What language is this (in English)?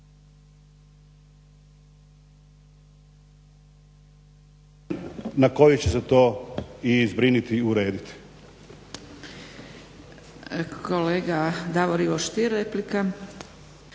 Croatian